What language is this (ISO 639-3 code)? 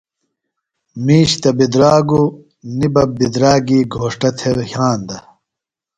phl